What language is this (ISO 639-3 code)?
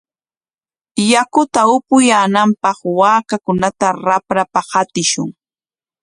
qwa